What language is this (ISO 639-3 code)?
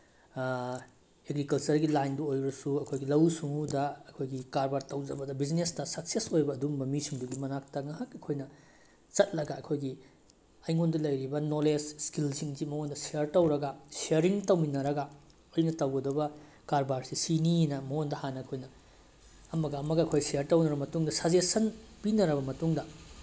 mni